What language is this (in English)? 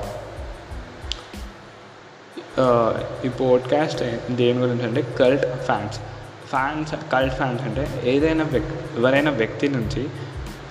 Telugu